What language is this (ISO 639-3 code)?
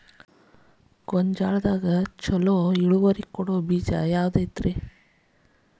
kan